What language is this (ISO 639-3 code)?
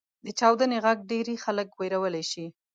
pus